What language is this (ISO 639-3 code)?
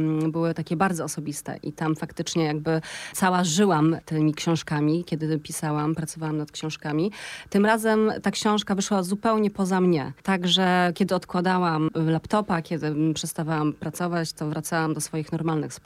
pol